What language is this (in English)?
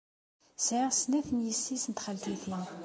Kabyle